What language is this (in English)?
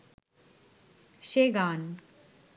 Bangla